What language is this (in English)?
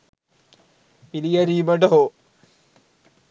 Sinhala